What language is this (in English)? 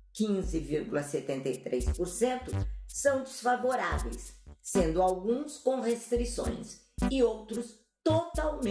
Portuguese